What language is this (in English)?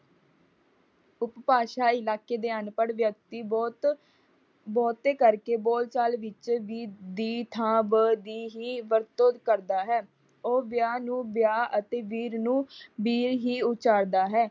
Punjabi